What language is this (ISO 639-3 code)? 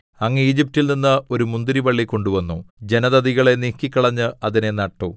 mal